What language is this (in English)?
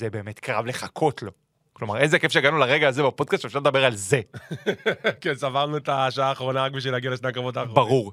Hebrew